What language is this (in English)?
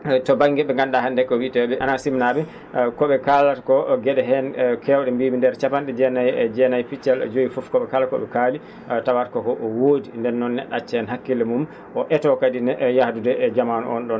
Fula